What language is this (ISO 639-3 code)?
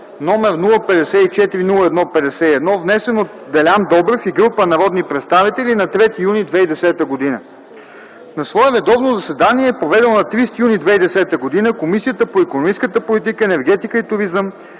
bul